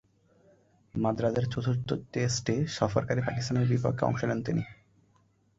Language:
Bangla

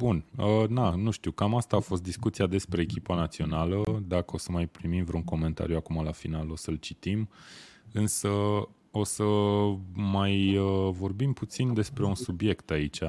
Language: Romanian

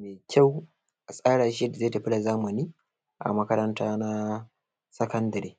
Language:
Hausa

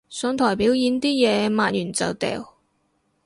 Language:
Cantonese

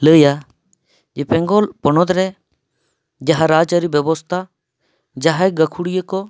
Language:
Santali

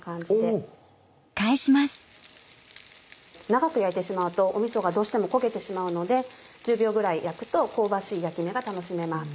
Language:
Japanese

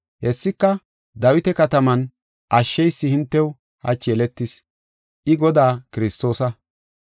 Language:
Gofa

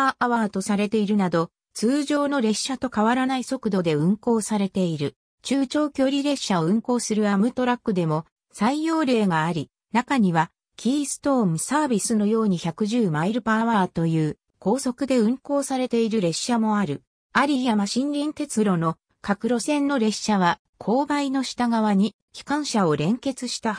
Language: Japanese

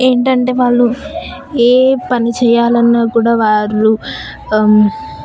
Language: Telugu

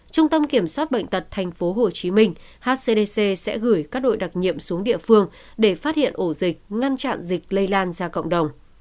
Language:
Vietnamese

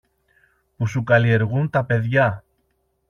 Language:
Greek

